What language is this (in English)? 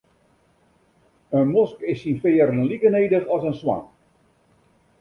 Western Frisian